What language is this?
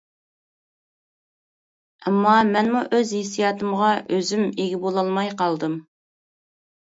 Uyghur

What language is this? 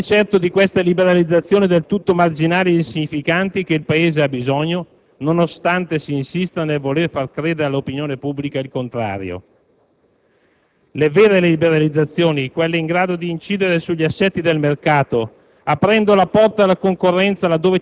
Italian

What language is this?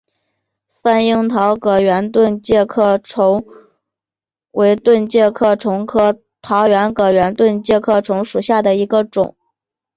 Chinese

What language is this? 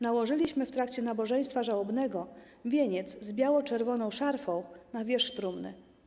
Polish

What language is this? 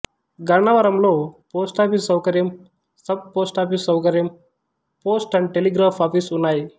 Telugu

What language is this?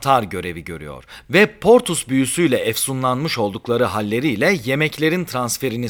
Turkish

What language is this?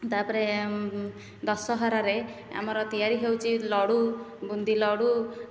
Odia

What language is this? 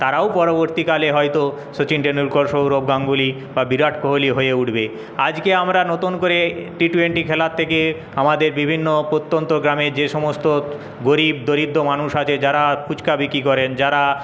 Bangla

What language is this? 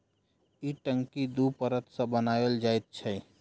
Maithili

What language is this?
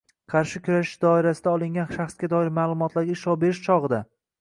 Uzbek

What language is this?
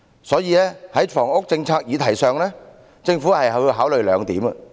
Cantonese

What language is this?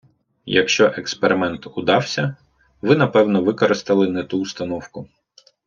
Ukrainian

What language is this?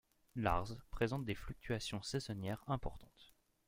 French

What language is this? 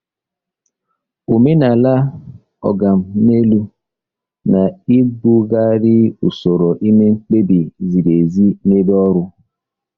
Igbo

